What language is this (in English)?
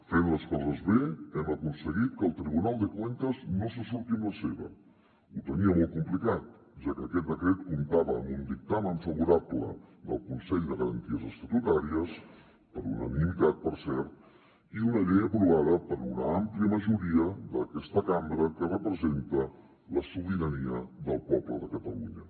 Catalan